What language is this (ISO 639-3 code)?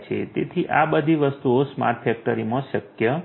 guj